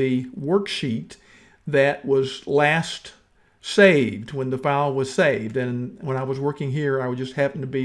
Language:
English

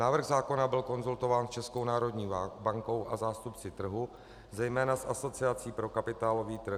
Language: Czech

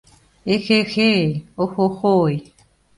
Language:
Mari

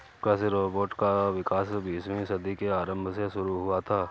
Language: Hindi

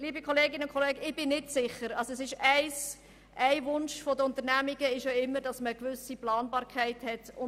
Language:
Swiss German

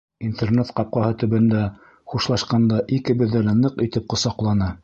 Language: Bashkir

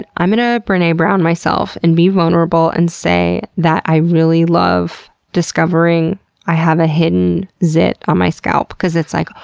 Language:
English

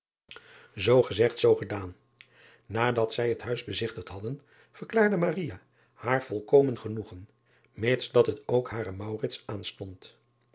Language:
Dutch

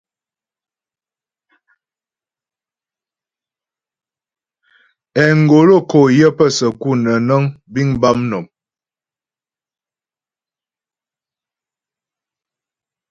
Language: Ghomala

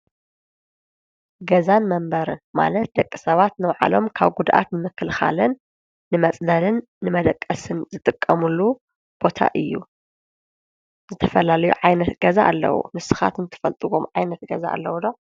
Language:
Tigrinya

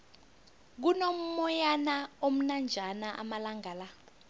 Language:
South Ndebele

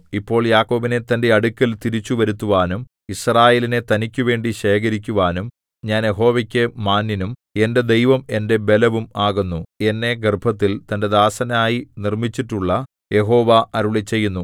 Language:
Malayalam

